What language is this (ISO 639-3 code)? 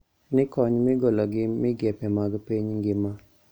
luo